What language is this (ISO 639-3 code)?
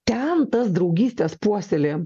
lit